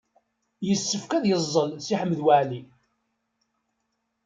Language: Kabyle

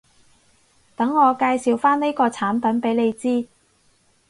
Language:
Cantonese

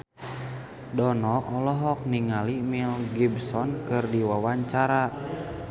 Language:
Sundanese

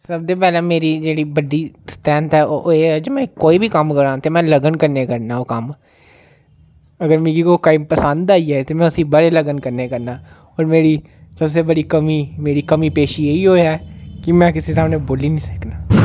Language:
Dogri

